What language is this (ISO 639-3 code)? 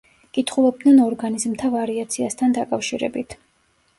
kat